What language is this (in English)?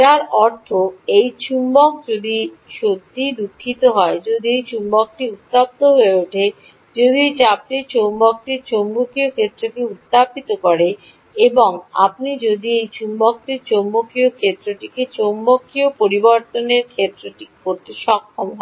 Bangla